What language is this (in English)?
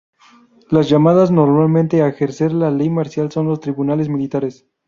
Spanish